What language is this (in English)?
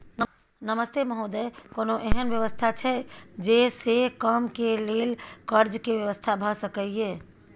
Maithili